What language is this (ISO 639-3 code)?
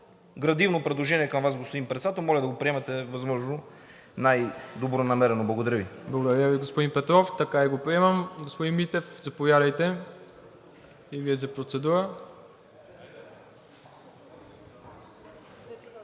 bul